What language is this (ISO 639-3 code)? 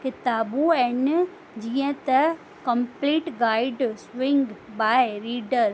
snd